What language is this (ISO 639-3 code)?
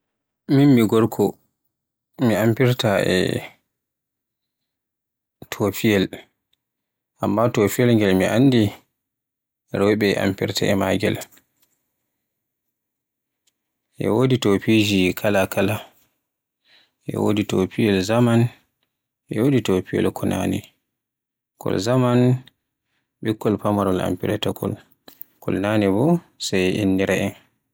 fue